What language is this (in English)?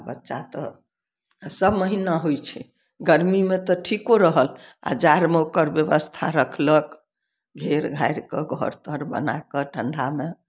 Maithili